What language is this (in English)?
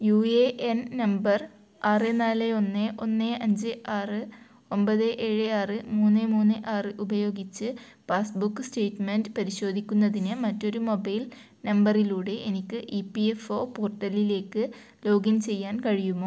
Malayalam